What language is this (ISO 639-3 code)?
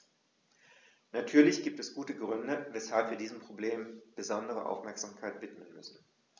deu